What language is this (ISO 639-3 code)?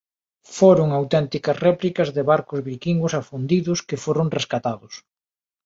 glg